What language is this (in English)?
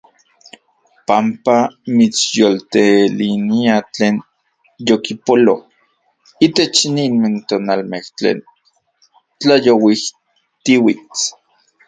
Central Puebla Nahuatl